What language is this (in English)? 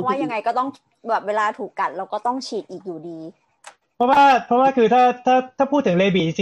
Thai